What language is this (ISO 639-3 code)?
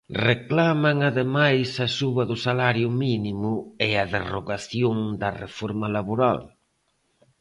glg